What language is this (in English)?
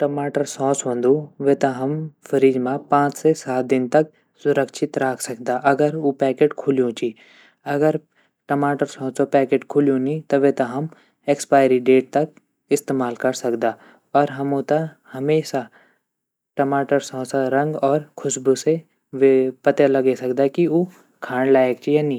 Garhwali